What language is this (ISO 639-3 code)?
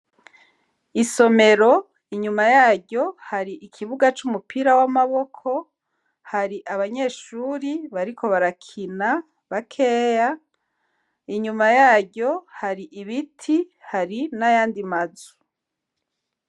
run